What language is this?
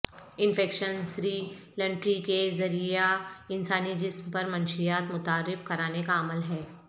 Urdu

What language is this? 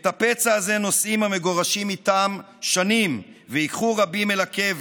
Hebrew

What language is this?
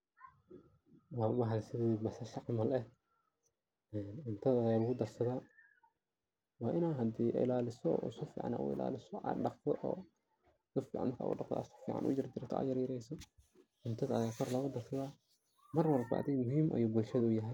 Somali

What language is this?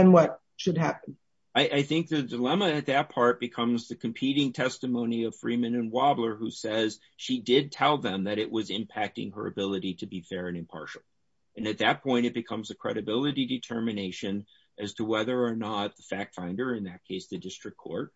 English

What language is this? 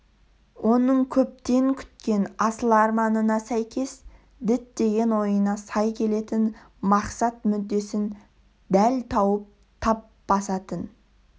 Kazakh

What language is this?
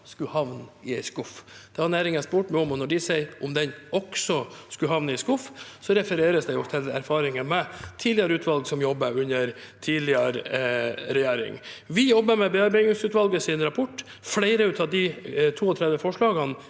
Norwegian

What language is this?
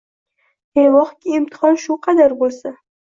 Uzbek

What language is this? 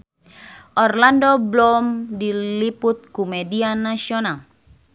Sundanese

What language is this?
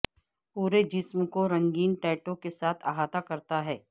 Urdu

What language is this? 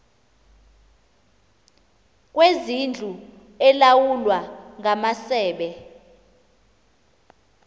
Xhosa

